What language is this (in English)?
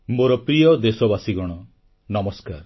Odia